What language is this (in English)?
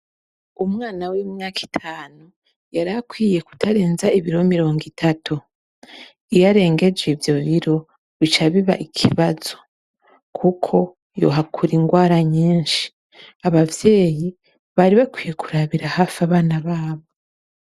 Rundi